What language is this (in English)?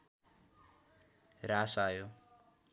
Nepali